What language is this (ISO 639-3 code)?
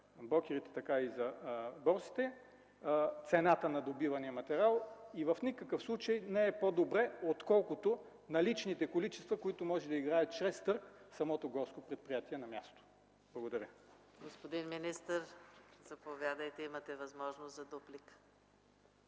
bul